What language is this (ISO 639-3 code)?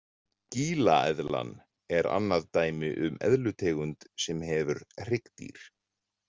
isl